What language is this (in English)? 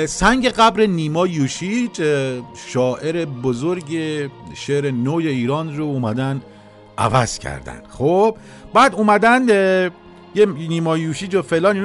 Persian